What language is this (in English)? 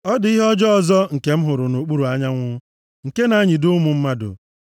Igbo